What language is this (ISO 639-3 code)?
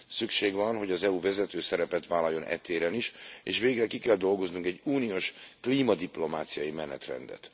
hun